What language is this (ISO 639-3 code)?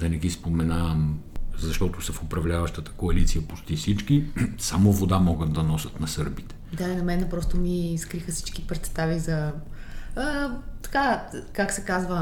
bul